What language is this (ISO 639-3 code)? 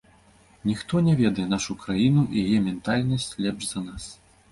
bel